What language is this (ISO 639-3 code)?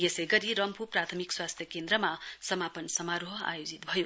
nep